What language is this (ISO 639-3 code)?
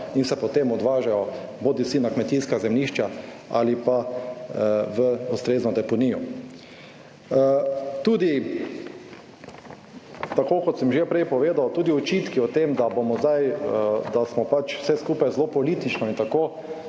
slv